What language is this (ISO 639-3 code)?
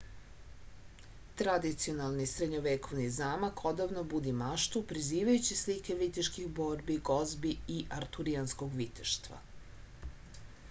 srp